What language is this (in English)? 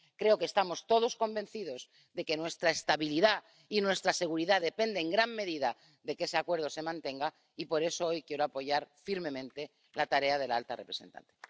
Spanish